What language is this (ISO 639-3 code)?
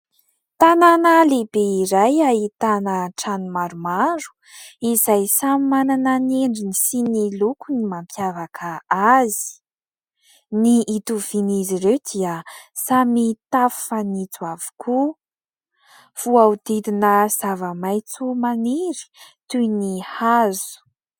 mlg